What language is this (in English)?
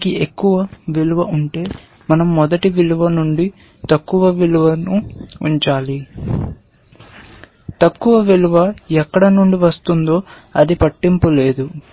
Telugu